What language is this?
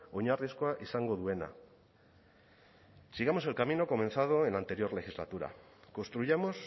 Spanish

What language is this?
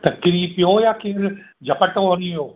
Sindhi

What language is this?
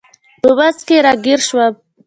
Pashto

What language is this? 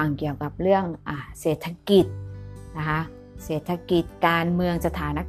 Thai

